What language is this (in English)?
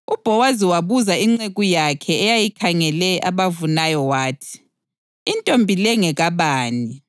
North Ndebele